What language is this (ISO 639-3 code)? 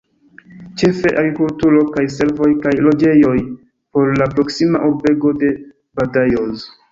epo